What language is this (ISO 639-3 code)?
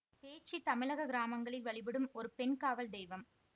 tam